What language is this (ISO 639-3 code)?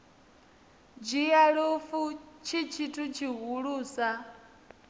ven